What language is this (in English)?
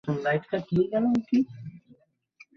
Bangla